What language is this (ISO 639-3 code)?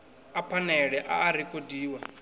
ven